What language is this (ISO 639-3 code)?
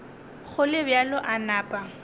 nso